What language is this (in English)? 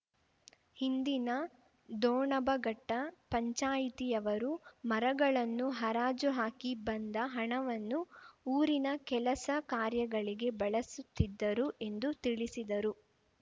Kannada